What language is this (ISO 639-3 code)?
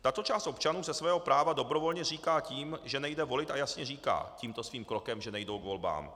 ces